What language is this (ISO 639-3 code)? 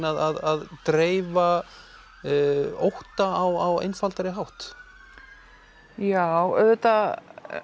isl